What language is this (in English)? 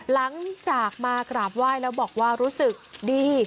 Thai